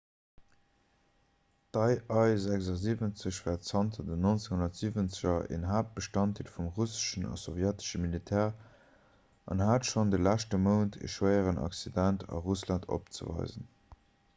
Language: Luxembourgish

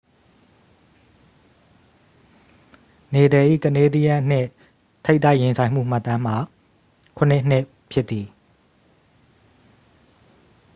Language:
Burmese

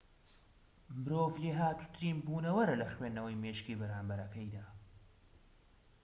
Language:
Central Kurdish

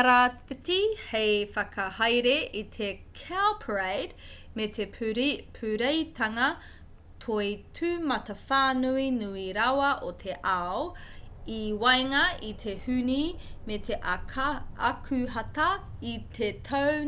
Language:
Māori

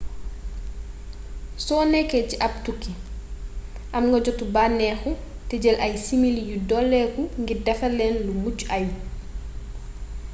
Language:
Wolof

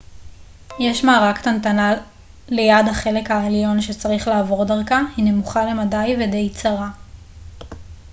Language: Hebrew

